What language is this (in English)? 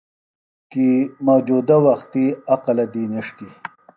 Phalura